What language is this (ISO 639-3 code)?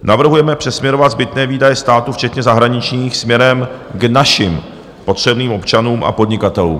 ces